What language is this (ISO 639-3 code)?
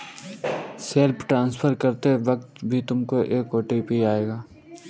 hin